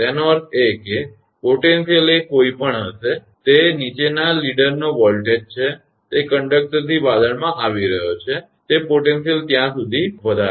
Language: Gujarati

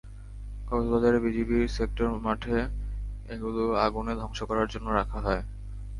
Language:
Bangla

